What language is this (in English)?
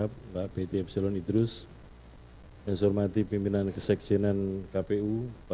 Indonesian